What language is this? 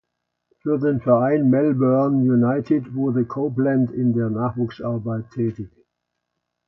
German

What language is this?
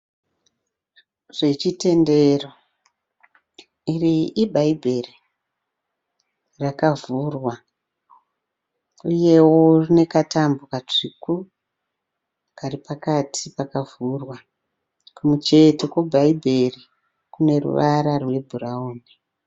Shona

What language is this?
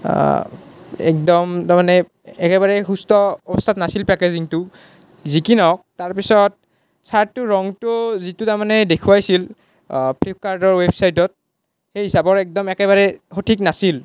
Assamese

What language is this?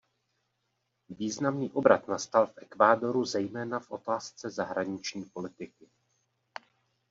Czech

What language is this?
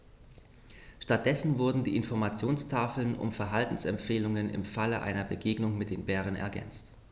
German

